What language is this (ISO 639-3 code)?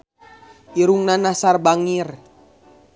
sun